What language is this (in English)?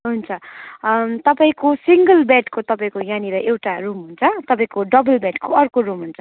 Nepali